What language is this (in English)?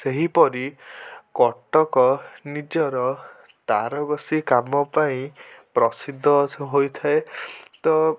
Odia